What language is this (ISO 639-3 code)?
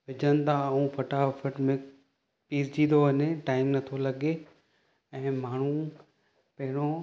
snd